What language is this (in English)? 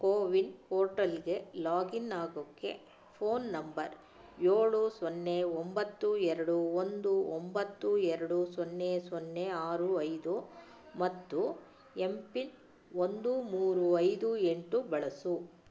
Kannada